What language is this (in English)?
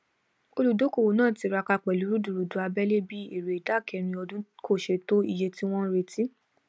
Yoruba